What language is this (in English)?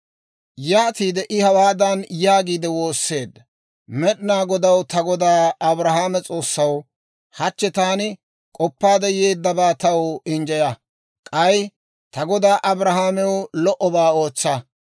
Dawro